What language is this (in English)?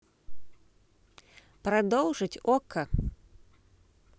Russian